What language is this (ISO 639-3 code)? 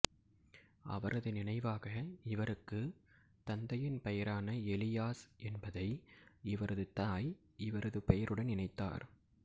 tam